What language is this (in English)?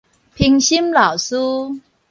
Min Nan Chinese